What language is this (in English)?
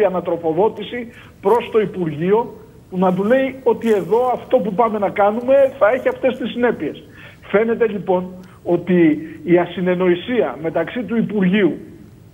Greek